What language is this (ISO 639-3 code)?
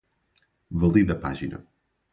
por